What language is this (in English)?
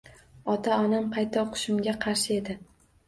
Uzbek